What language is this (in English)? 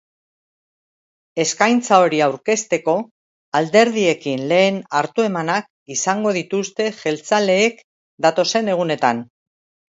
Basque